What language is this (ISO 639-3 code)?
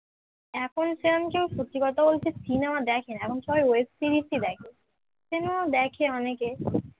ben